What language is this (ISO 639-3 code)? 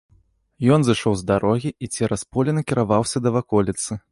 bel